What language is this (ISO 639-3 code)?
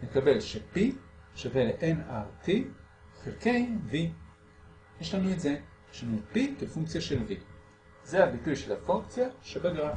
heb